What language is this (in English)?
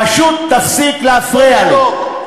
Hebrew